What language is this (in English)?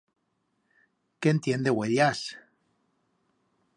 Aragonese